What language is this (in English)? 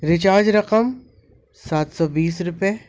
Urdu